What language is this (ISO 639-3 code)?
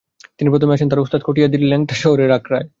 ben